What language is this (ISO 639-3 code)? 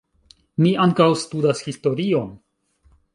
epo